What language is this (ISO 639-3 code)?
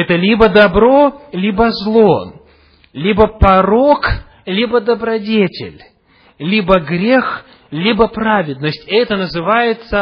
rus